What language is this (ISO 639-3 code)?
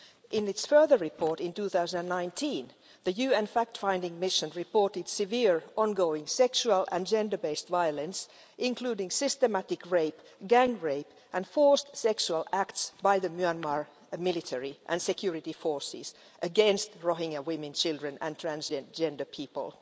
eng